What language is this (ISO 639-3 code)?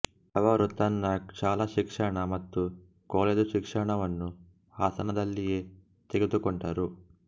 kan